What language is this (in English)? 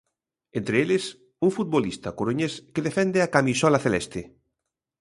Galician